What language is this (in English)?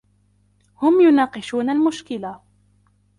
Arabic